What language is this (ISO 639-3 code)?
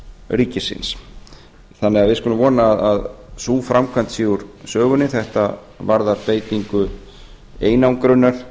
isl